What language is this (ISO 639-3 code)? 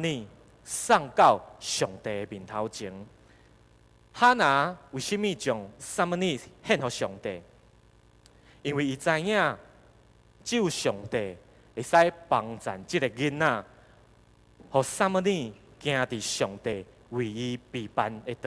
zho